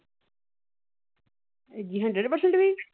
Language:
Punjabi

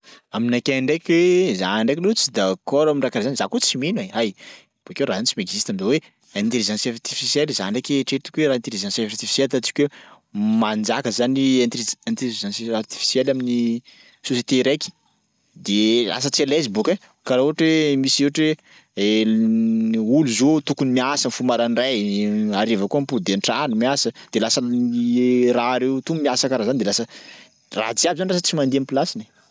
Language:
Sakalava Malagasy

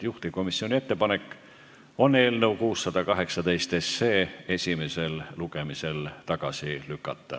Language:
Estonian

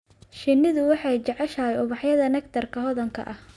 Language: Somali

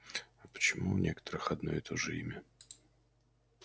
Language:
Russian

